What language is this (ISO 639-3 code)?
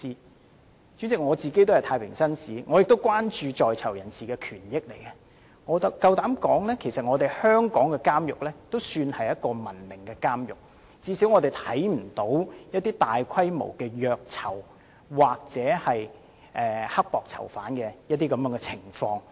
yue